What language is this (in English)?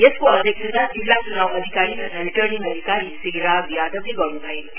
Nepali